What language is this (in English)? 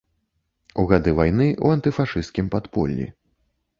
Belarusian